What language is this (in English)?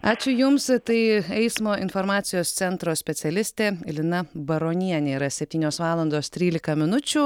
Lithuanian